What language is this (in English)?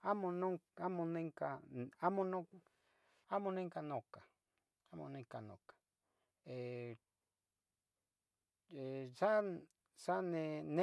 Tetelcingo Nahuatl